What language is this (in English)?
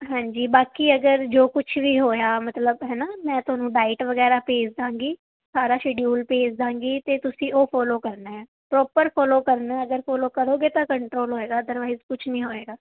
Punjabi